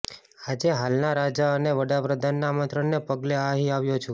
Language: Gujarati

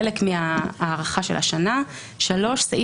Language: Hebrew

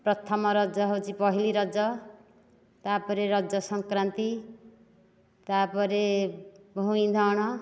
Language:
Odia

